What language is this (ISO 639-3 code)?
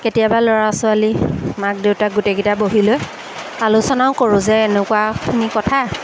asm